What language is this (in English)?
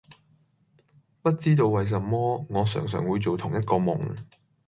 Cantonese